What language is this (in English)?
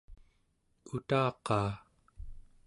Central Yupik